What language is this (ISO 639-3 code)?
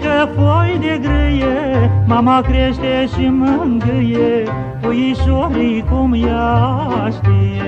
ron